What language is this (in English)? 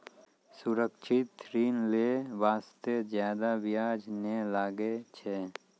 Maithili